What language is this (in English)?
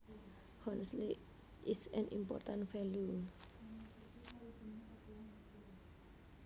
Javanese